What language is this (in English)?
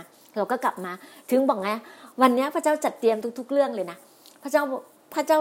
Thai